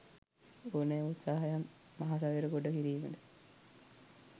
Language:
Sinhala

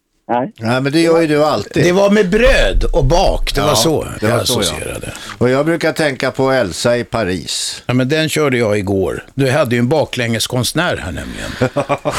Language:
Swedish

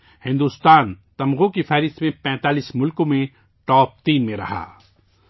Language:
Urdu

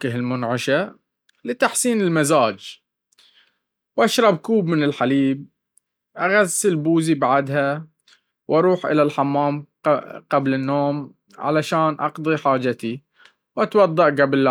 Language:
Baharna Arabic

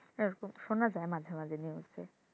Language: Bangla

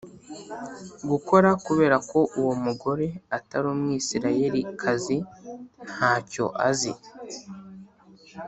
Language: Kinyarwanda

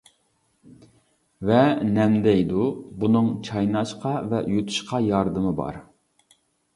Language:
Uyghur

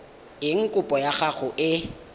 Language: Tswana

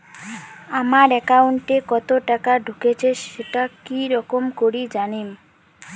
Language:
Bangla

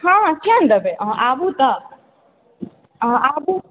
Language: Maithili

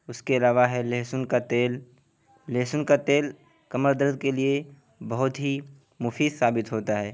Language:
Urdu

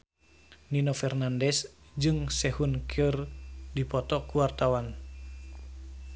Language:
Sundanese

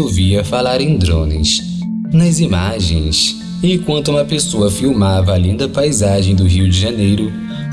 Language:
Portuguese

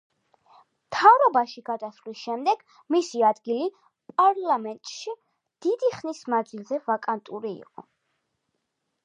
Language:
Georgian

